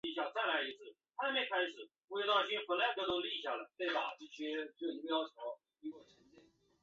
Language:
Chinese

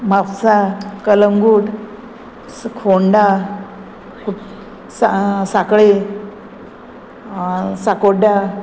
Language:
Konkani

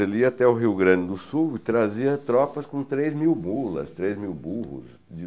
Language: Portuguese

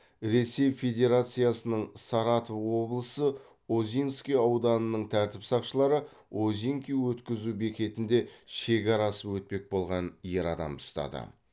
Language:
Kazakh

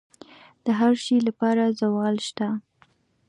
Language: Pashto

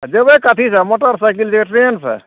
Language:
Maithili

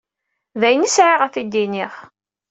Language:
Kabyle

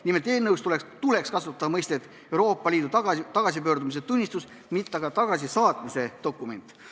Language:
Estonian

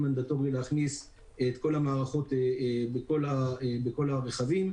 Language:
Hebrew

